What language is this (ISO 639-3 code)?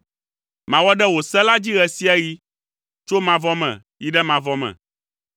ewe